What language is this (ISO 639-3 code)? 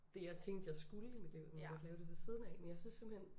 dan